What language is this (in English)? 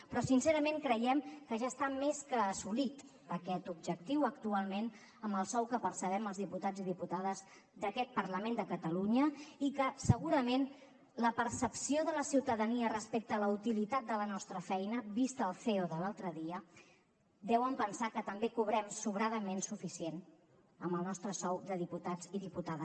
Catalan